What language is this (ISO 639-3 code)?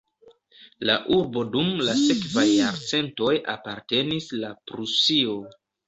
epo